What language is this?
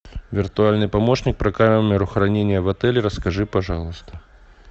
Russian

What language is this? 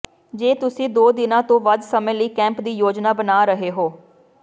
Punjabi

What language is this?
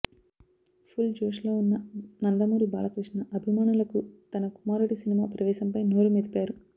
Telugu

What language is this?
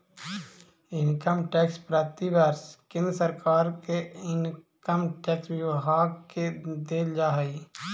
Magahi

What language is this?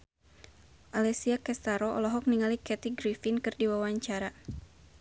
Sundanese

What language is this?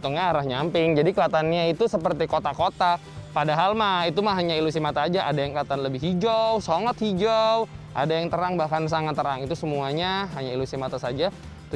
Indonesian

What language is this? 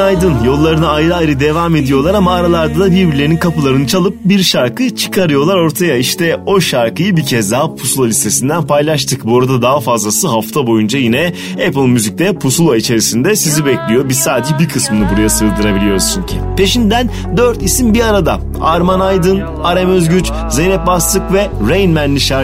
Turkish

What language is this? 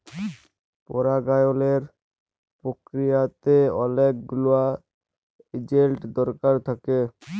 Bangla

